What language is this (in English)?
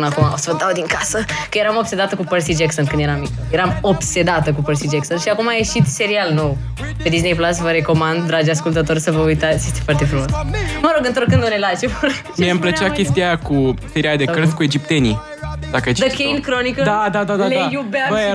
Romanian